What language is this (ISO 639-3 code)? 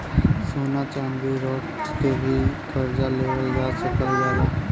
bho